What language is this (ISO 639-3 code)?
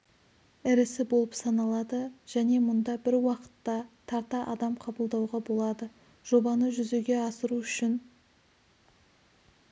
kaz